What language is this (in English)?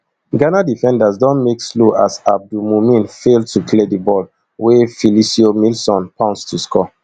Nigerian Pidgin